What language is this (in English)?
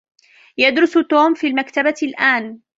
Arabic